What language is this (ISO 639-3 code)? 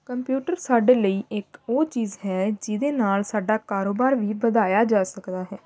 pan